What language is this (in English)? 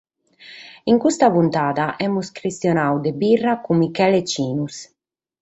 Sardinian